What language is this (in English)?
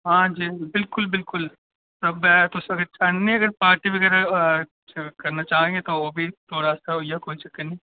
Dogri